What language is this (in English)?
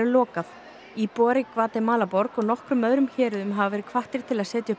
Icelandic